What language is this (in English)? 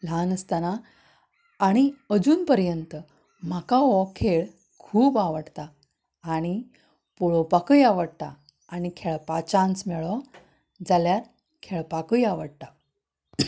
Konkani